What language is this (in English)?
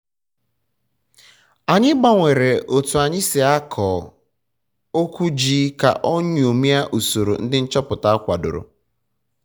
Igbo